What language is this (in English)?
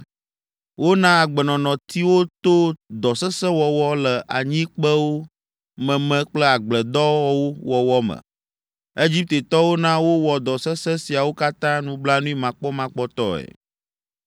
Ewe